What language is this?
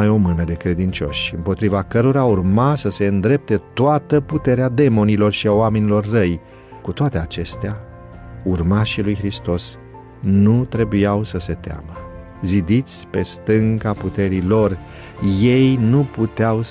Romanian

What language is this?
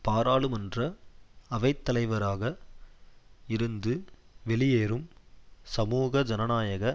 Tamil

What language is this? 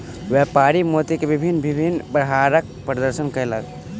Maithili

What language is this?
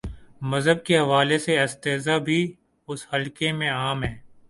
Urdu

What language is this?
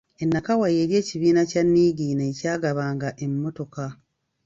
Ganda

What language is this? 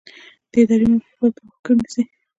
Pashto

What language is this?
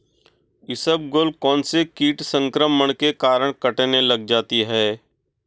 Hindi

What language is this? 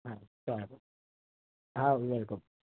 Gujarati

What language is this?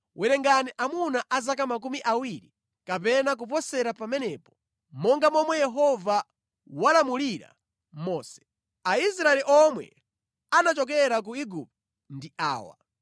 Nyanja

